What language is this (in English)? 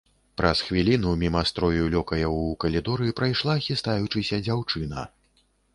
Belarusian